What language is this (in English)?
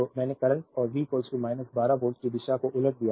Hindi